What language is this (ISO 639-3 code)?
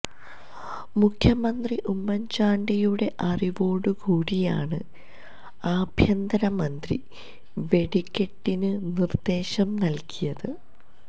mal